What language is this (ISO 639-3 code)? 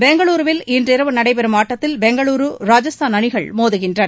tam